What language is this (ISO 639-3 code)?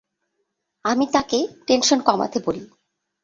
ben